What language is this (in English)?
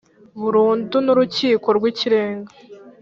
Kinyarwanda